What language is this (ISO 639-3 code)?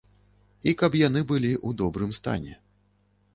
bel